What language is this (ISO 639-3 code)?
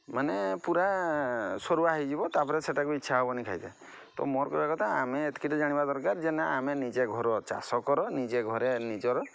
ori